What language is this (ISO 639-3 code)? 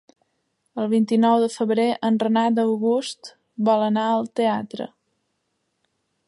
cat